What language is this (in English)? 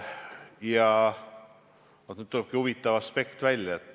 Estonian